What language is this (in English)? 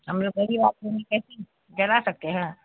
Urdu